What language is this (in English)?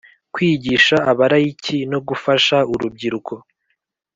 Kinyarwanda